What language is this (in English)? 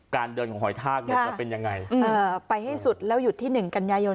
Thai